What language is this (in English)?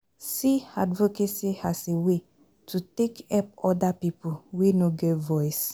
Nigerian Pidgin